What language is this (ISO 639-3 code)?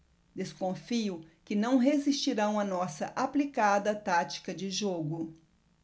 por